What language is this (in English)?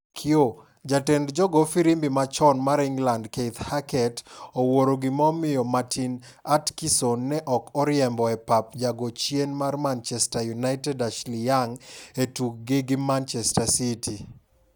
Luo (Kenya and Tanzania)